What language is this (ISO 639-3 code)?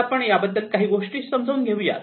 mar